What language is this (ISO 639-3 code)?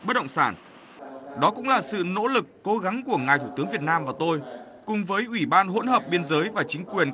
vie